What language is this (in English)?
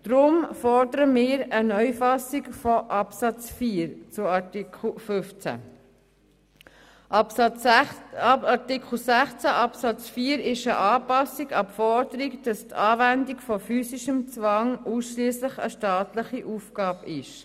Swiss German